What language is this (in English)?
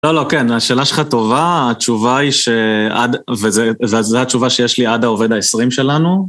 Hebrew